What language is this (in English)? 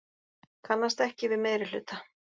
Icelandic